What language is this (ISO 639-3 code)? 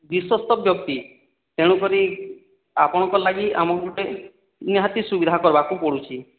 ori